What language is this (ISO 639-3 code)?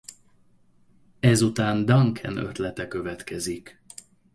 hun